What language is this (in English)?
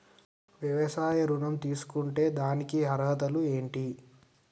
Telugu